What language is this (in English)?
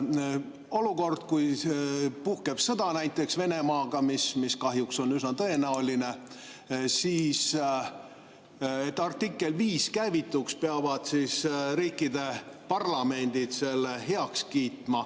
Estonian